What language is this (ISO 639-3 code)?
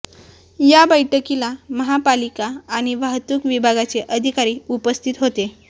mar